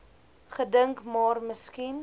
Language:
Afrikaans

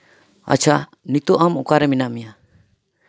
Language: Santali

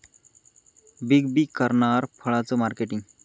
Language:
Marathi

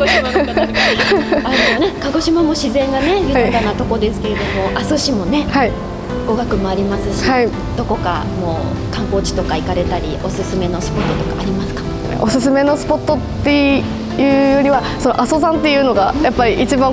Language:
Japanese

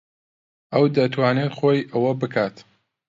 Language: Central Kurdish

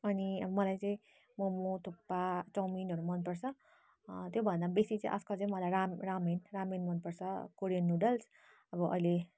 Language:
Nepali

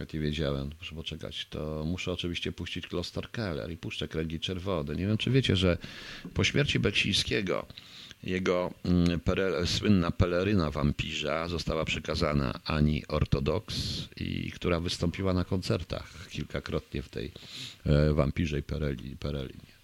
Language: Polish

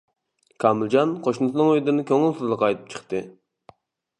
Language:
Uyghur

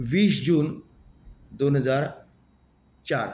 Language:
Konkani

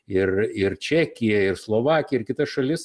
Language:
Lithuanian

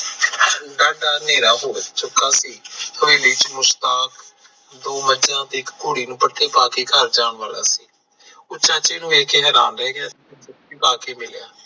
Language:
Punjabi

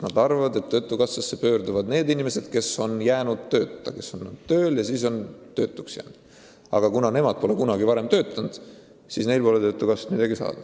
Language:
Estonian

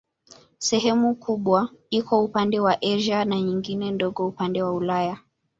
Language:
Swahili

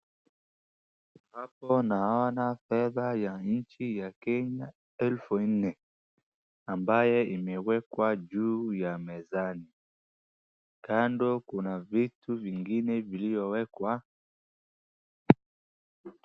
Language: Swahili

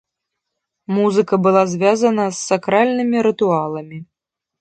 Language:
Belarusian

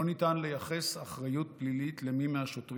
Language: Hebrew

